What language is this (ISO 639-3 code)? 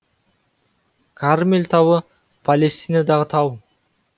kaz